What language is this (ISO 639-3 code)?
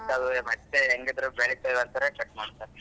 kan